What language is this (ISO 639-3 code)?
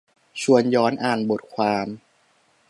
tha